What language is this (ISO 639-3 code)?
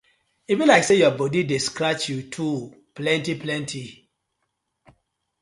pcm